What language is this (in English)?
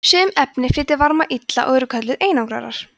Icelandic